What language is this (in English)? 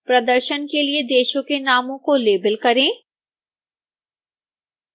Hindi